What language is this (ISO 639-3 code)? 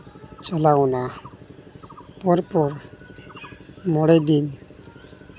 sat